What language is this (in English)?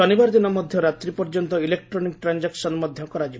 Odia